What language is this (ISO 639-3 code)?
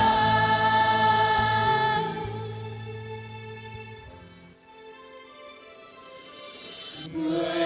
vie